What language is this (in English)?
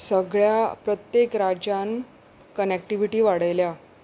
Konkani